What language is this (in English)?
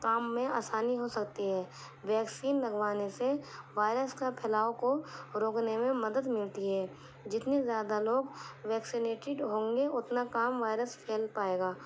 Urdu